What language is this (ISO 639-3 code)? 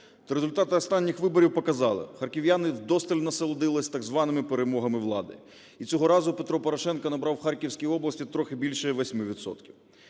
ukr